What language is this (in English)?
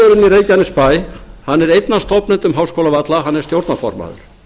Icelandic